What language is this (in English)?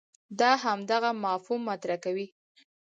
Pashto